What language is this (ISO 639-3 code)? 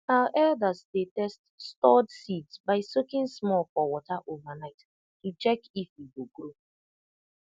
pcm